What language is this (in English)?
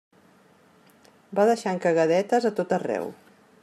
Catalan